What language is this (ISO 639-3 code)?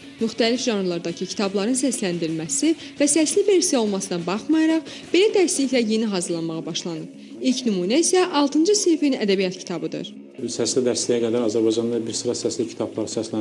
tur